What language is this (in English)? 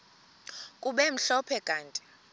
Xhosa